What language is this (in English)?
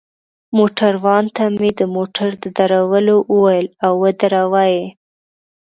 Pashto